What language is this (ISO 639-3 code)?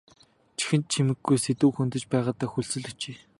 mon